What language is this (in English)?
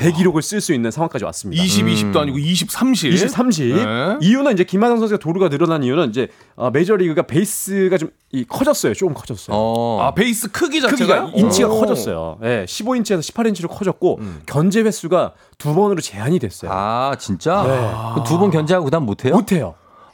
Korean